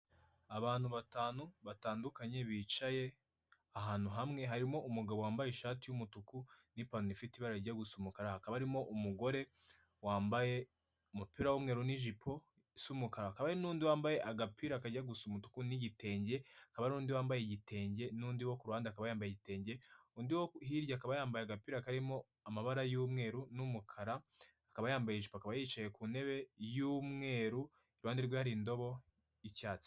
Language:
Kinyarwanda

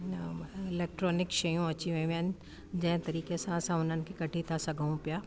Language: Sindhi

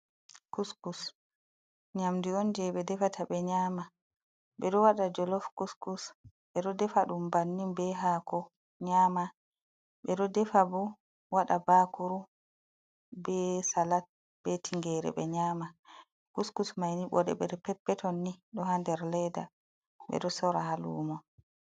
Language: Fula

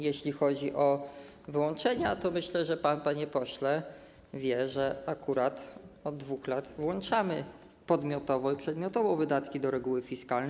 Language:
Polish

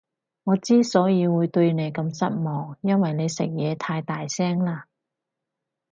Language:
Cantonese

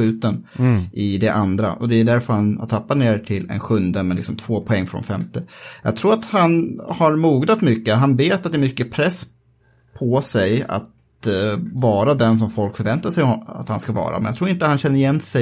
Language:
Swedish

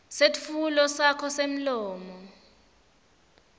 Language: Swati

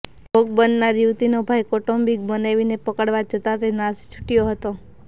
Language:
Gujarati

